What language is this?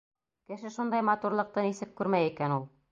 Bashkir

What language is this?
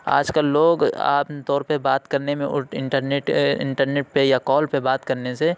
Urdu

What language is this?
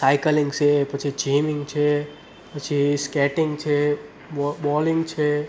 Gujarati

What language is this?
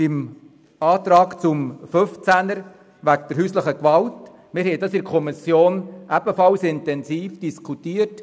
Swiss German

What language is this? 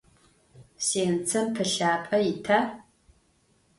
Adyghe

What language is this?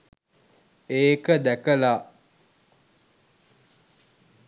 Sinhala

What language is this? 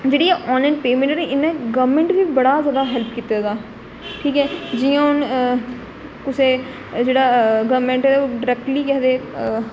Dogri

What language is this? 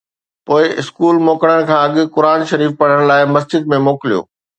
Sindhi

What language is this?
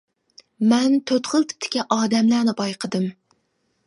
Uyghur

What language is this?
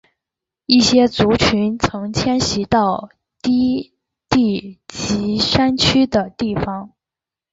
Chinese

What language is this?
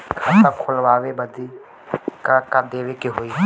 Bhojpuri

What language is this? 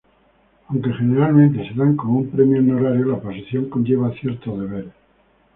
Spanish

